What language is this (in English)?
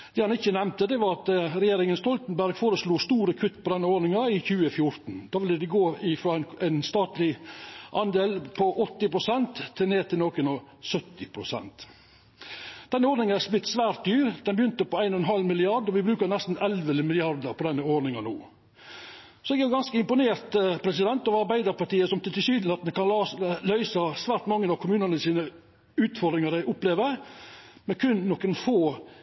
Norwegian Nynorsk